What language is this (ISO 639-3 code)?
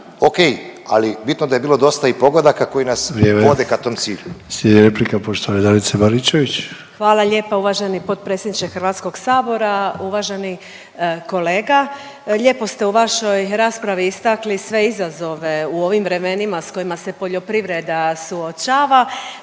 hrv